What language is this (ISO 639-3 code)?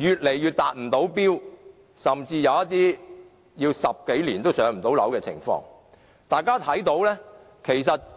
yue